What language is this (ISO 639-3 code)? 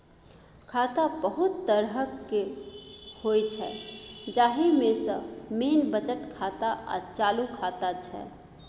mai